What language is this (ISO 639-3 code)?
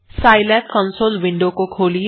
ben